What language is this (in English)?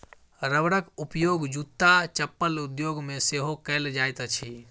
Maithili